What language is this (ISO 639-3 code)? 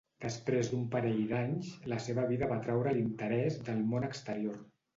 cat